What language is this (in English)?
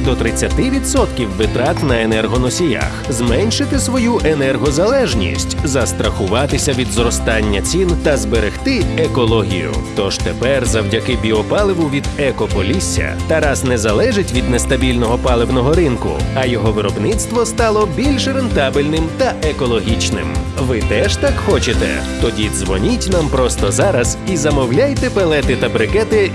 Ukrainian